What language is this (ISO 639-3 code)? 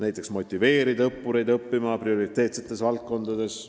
est